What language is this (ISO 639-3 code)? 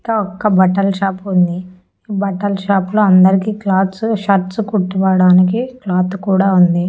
tel